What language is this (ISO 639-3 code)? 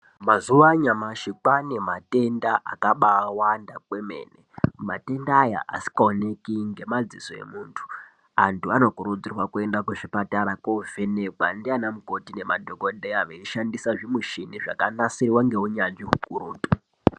ndc